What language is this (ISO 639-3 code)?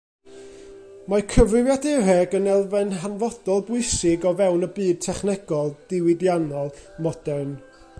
cym